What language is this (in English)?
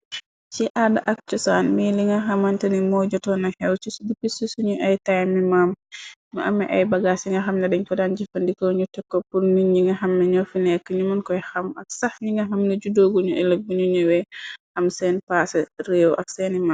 Wolof